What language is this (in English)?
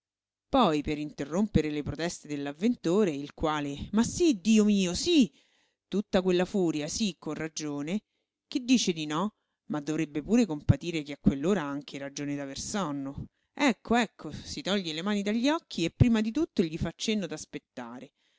Italian